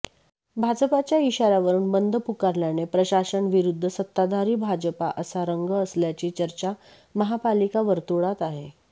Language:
Marathi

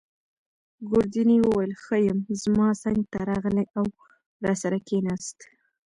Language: Pashto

